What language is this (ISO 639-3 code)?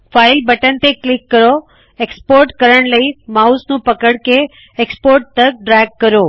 pan